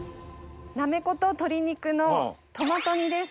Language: Japanese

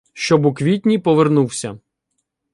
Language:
Ukrainian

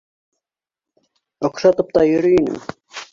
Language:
Bashkir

